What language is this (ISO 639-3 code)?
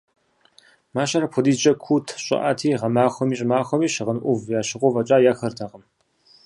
kbd